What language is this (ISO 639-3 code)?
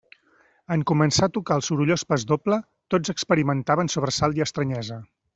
cat